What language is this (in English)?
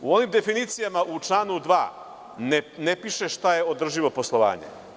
Serbian